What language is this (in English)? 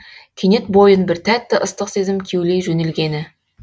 Kazakh